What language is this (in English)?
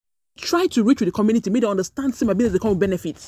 Nigerian Pidgin